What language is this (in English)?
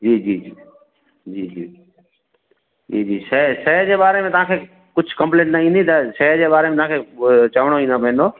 Sindhi